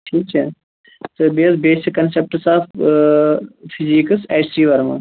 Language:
Kashmiri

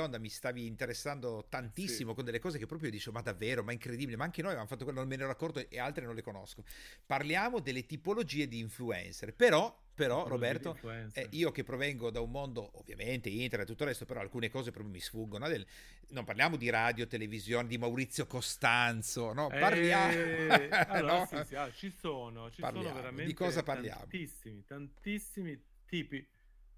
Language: Italian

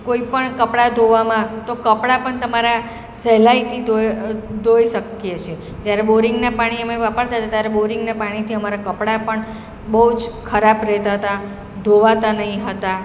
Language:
Gujarati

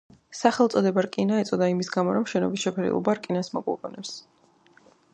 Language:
Georgian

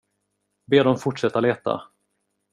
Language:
Swedish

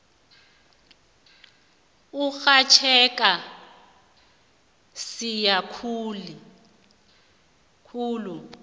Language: South Ndebele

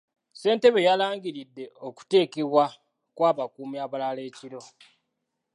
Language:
Ganda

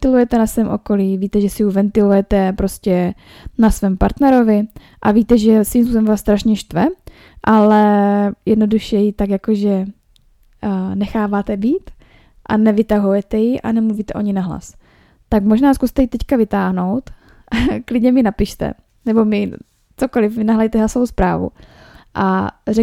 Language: Czech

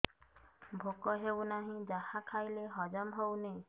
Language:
Odia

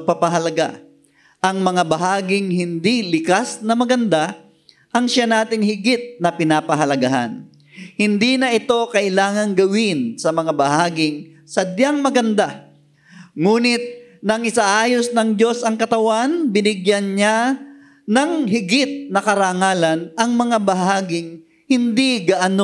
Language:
Filipino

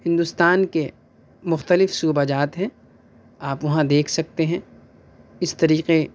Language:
Urdu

